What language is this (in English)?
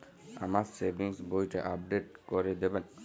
Bangla